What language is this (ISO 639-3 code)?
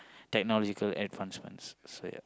eng